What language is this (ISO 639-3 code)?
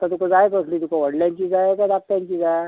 kok